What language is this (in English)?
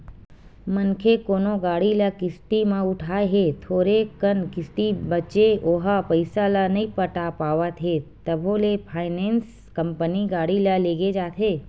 Chhattisgarhi